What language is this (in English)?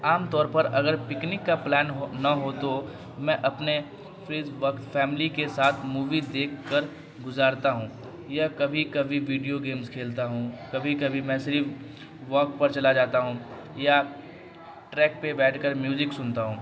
Urdu